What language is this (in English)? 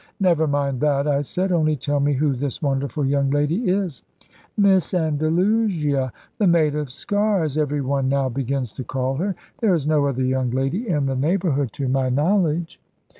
English